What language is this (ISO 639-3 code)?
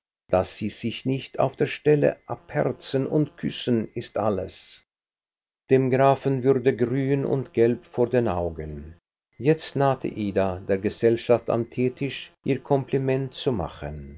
deu